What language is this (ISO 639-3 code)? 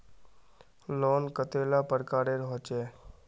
mag